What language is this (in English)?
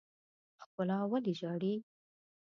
Pashto